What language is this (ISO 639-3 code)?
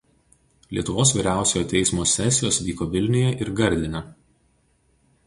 lit